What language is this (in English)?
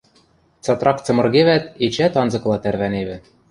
Western Mari